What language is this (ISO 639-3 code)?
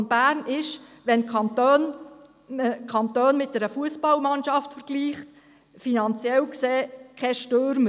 gsw